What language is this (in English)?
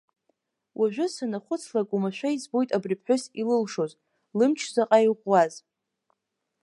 Abkhazian